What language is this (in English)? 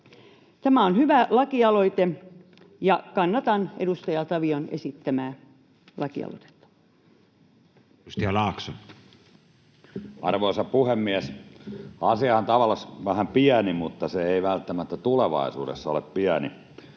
Finnish